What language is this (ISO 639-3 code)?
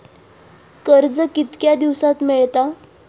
mar